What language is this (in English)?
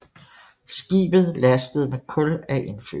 Danish